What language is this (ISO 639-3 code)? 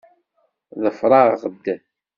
kab